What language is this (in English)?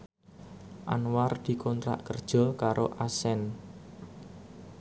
Javanese